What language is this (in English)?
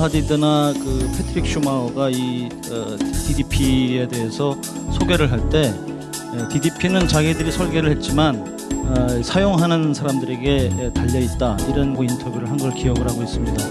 Korean